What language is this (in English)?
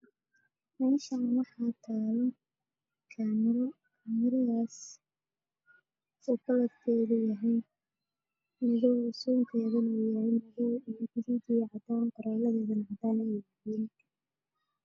Somali